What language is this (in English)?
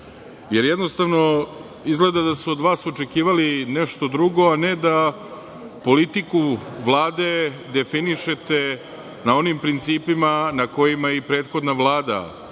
Serbian